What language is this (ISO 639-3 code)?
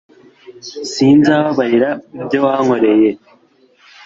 kin